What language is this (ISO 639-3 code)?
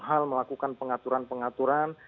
ind